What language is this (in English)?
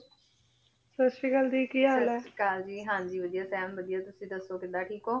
Punjabi